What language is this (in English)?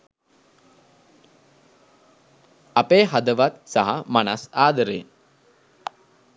Sinhala